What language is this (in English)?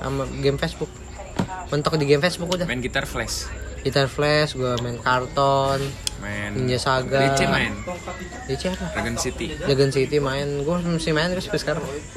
Indonesian